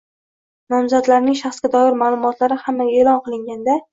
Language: Uzbek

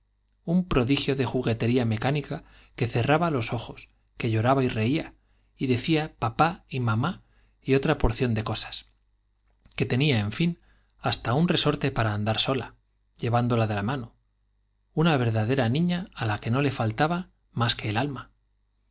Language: Spanish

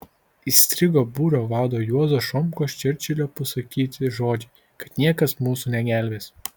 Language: Lithuanian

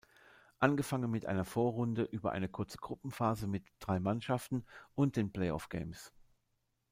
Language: German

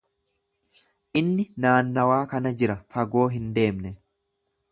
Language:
Oromo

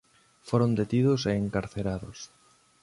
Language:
Galician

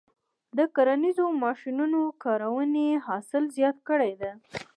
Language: Pashto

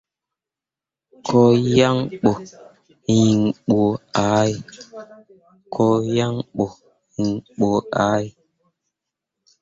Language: Mundang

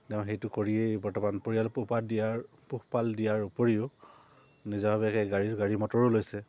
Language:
Assamese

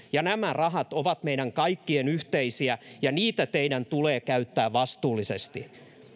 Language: Finnish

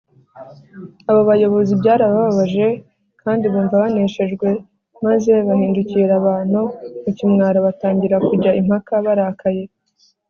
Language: Kinyarwanda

